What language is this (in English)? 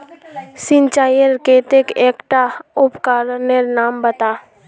Magahi